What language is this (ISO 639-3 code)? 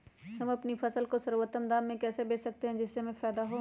mag